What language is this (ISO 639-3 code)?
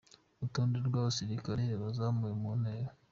kin